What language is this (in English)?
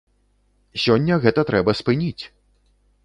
Belarusian